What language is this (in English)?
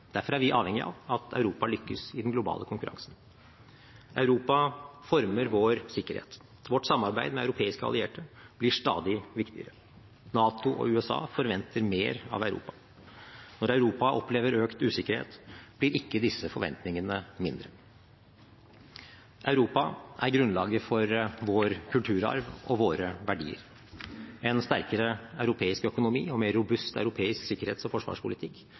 Norwegian Bokmål